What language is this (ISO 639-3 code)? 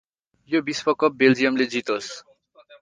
nep